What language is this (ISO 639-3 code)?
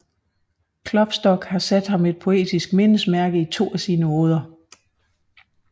dan